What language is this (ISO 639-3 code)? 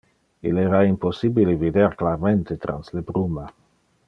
ina